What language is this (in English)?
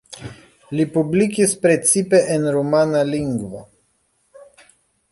Esperanto